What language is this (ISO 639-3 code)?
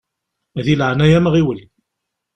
kab